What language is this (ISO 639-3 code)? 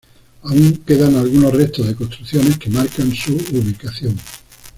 spa